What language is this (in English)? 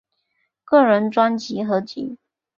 Chinese